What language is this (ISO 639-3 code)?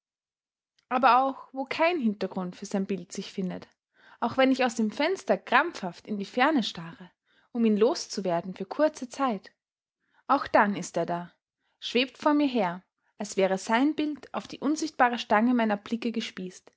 deu